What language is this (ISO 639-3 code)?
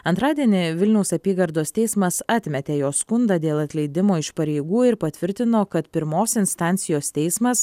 lit